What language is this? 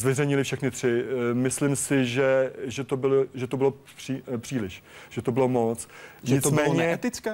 Czech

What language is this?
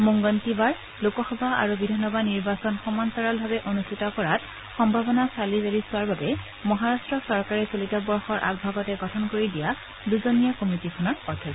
Assamese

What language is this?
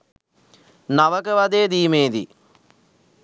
Sinhala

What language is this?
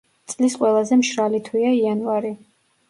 Georgian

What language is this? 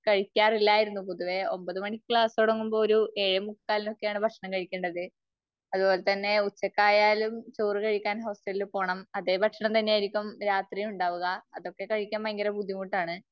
Malayalam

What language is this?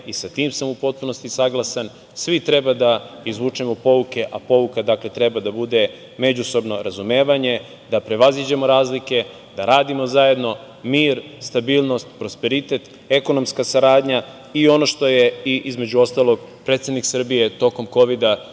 Serbian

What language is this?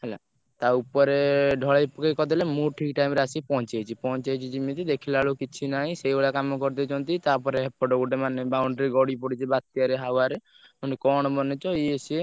Odia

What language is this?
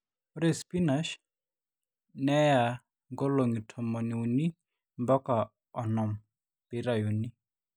Masai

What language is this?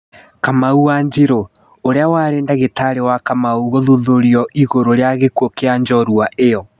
Kikuyu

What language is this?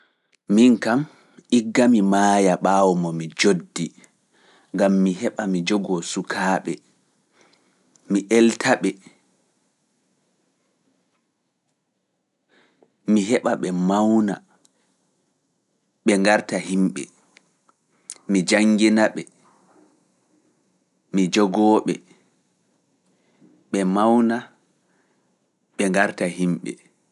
Fula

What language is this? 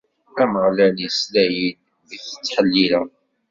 Kabyle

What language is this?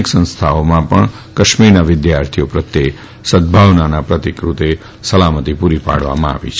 Gujarati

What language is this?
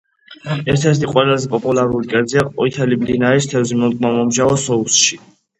Georgian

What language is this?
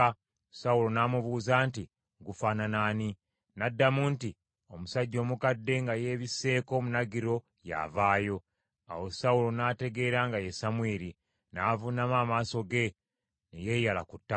Ganda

